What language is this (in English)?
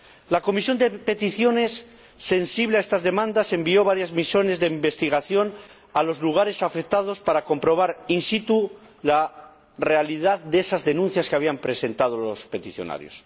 Spanish